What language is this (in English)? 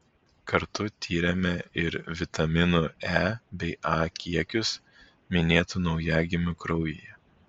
Lithuanian